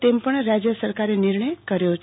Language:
Gujarati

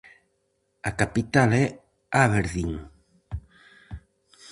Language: Galician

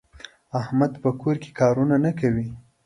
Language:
Pashto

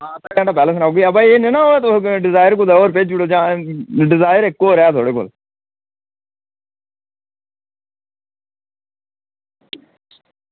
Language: Dogri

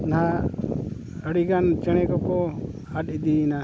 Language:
Santali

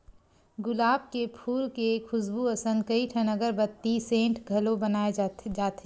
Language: Chhattisgarhi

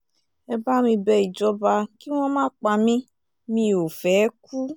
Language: Yoruba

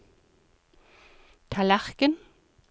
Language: Norwegian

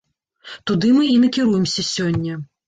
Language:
Belarusian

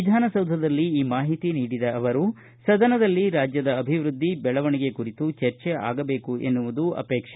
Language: Kannada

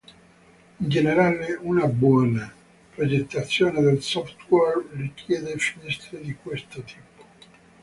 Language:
Italian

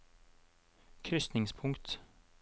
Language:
Norwegian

